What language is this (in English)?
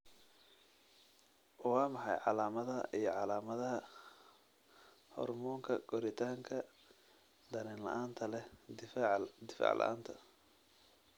Somali